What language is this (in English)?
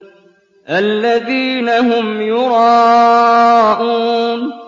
Arabic